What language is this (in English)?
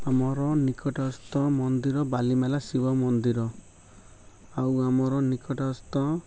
Odia